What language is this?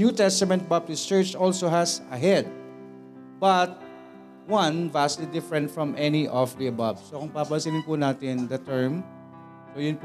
Filipino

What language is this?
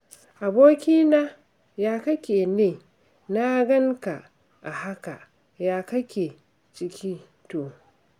Hausa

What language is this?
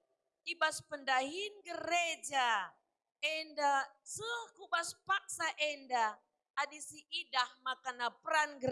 Indonesian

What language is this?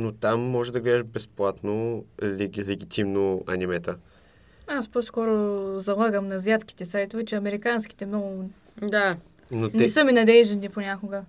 Bulgarian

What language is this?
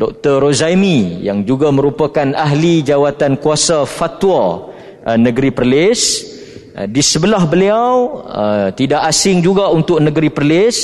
Malay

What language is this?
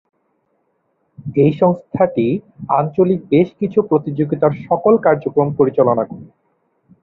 Bangla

